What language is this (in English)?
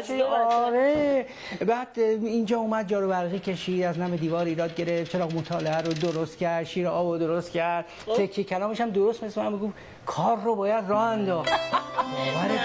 Persian